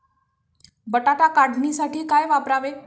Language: Marathi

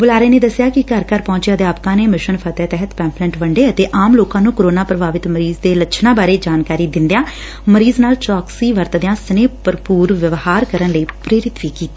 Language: Punjabi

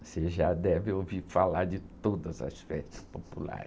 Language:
Portuguese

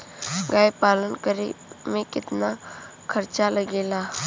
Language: Bhojpuri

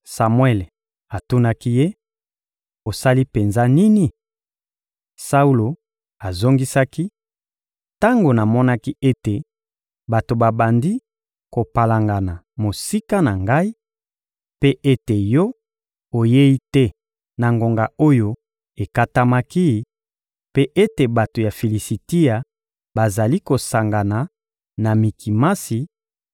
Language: Lingala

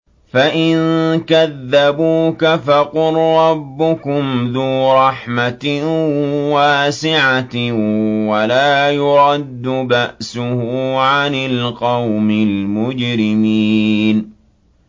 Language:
Arabic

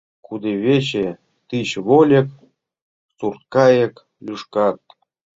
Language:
Mari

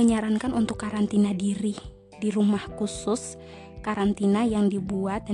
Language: Indonesian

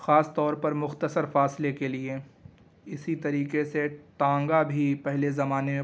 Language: Urdu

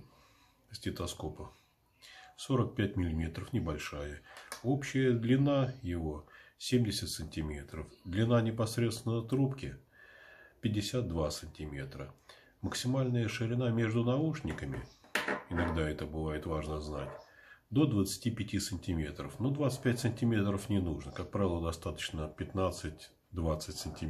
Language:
Russian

